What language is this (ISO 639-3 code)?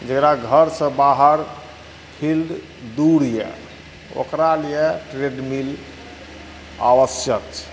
mai